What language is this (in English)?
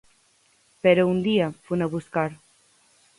Galician